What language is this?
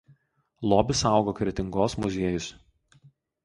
Lithuanian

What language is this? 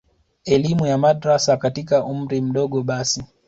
Swahili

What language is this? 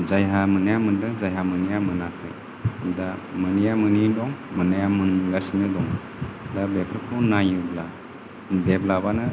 Bodo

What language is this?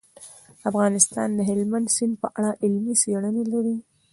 Pashto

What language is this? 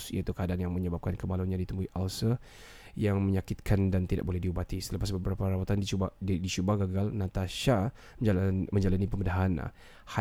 Malay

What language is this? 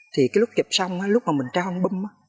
Vietnamese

